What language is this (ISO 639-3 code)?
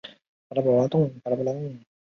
zho